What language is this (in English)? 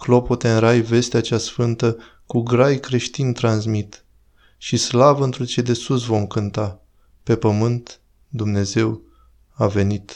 Romanian